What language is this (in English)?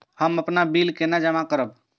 Maithili